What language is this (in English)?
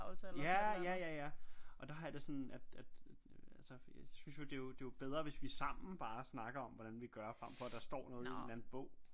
Danish